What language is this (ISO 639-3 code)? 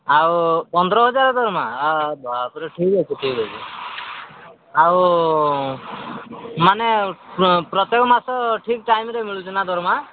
ori